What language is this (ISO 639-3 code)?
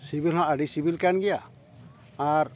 sat